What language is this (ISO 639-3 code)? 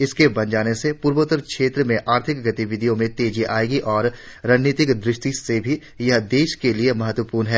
hin